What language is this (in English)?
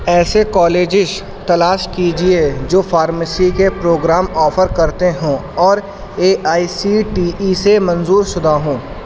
Urdu